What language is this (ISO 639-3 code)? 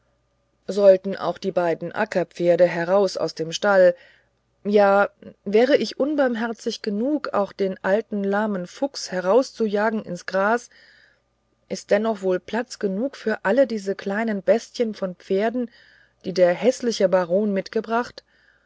deu